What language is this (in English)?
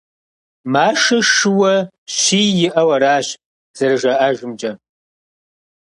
Kabardian